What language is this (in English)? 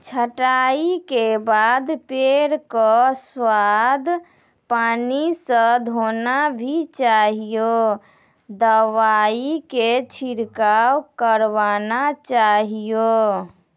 Maithili